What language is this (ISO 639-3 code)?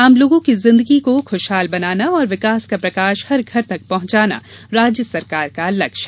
hin